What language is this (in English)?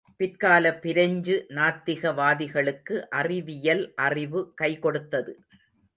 Tamil